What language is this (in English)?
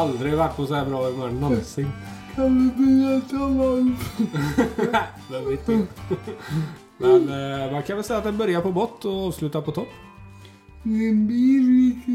Swedish